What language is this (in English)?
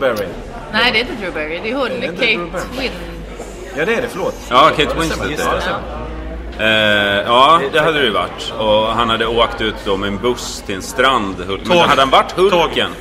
Swedish